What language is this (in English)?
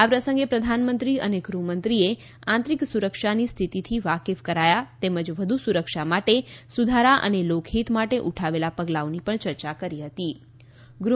Gujarati